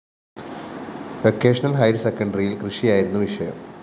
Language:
Malayalam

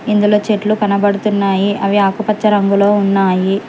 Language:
Telugu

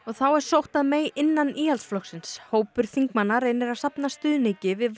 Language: Icelandic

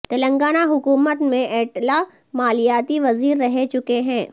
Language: Urdu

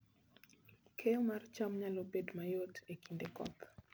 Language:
Luo (Kenya and Tanzania)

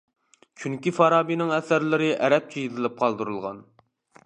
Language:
Uyghur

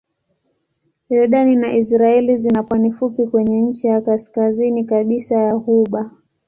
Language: Swahili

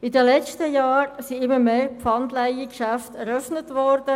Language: Swiss German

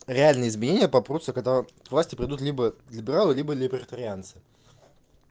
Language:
Russian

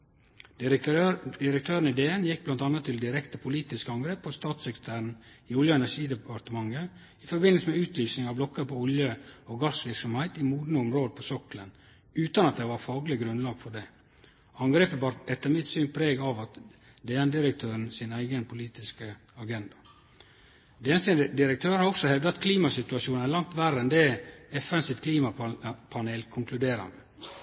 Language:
Norwegian Nynorsk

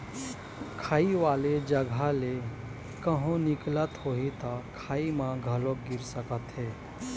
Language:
Chhattisgarhi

